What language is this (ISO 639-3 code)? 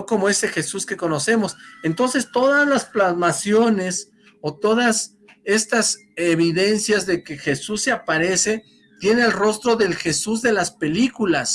spa